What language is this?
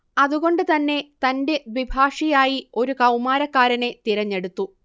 Malayalam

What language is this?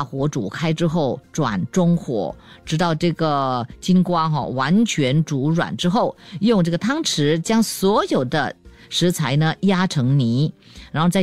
Chinese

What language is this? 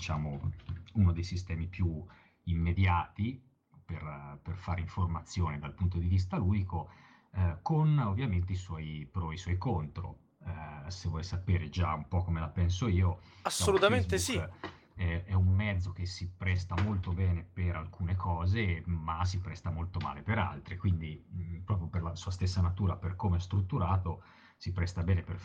Italian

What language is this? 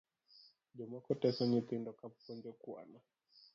Luo (Kenya and Tanzania)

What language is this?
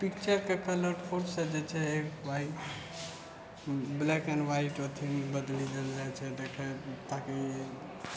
Maithili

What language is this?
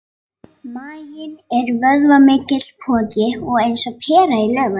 Icelandic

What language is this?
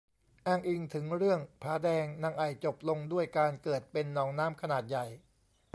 Thai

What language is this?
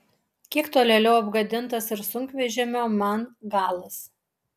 Lithuanian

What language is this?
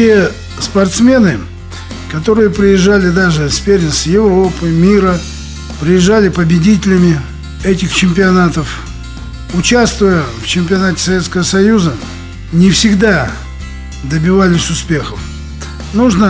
Russian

